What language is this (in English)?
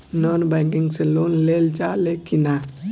Bhojpuri